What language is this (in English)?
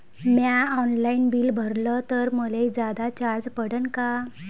Marathi